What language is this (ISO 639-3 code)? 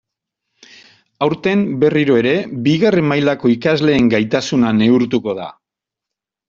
eus